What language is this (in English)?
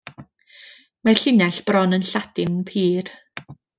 Welsh